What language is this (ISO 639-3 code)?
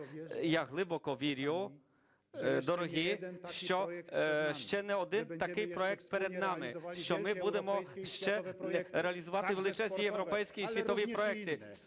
ukr